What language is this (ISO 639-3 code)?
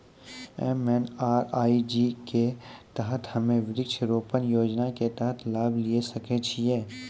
mai